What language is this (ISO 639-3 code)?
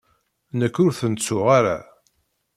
kab